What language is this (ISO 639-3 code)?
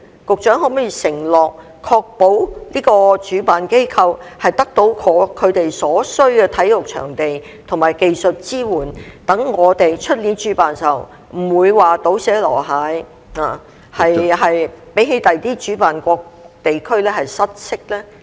yue